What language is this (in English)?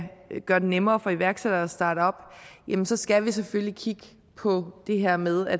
Danish